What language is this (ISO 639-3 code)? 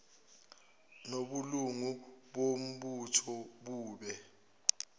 zul